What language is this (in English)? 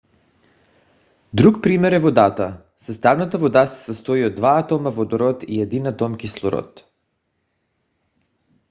Bulgarian